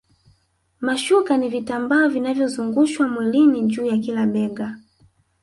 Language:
Swahili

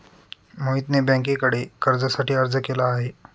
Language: Marathi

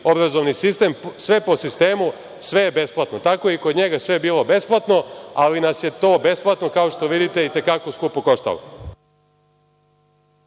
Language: Serbian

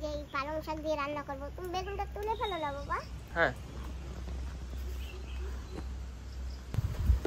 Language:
Bangla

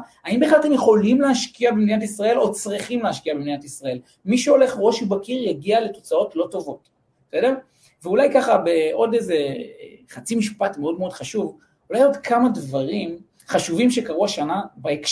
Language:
Hebrew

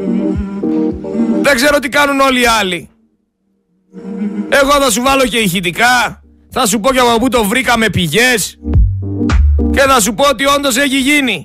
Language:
Greek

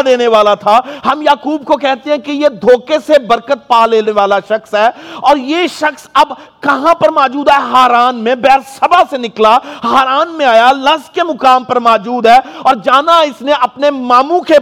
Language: Urdu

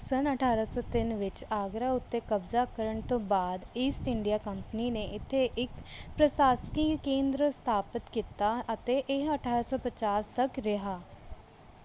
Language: Punjabi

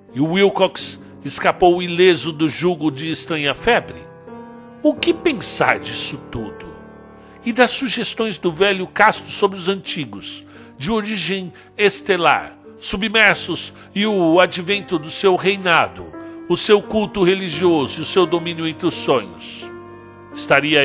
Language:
Portuguese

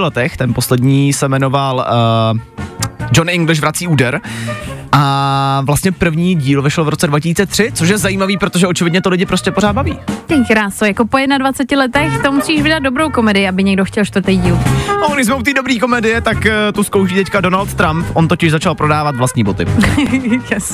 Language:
Czech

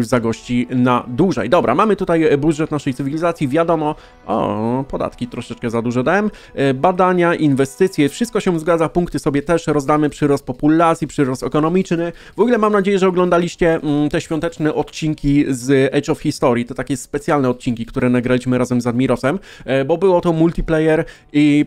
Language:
Polish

